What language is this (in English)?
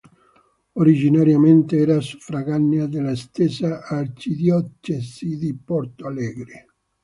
Italian